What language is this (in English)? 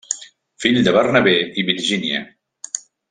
Catalan